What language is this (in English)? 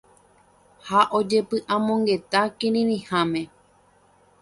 Guarani